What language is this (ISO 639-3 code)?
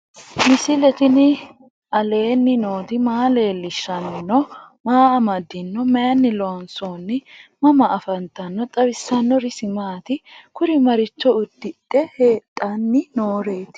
sid